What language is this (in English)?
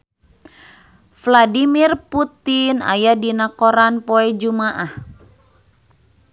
Sundanese